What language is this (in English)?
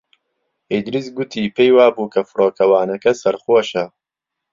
Central Kurdish